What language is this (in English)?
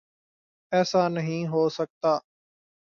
Urdu